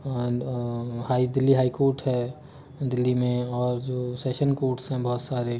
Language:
Hindi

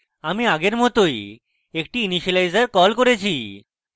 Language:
Bangla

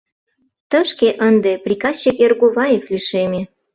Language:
Mari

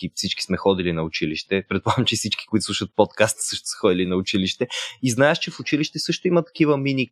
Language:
Bulgarian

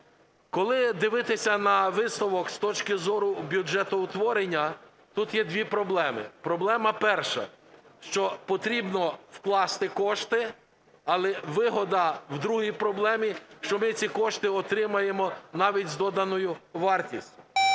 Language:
Ukrainian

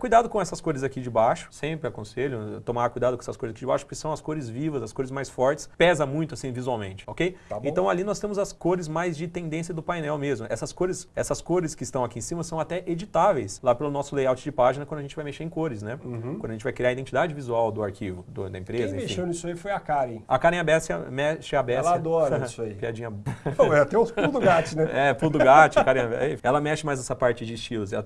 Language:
Portuguese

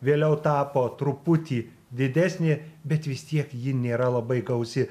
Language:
Lithuanian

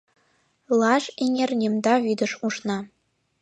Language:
Mari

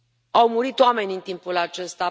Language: Romanian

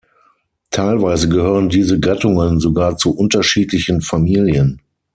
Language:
German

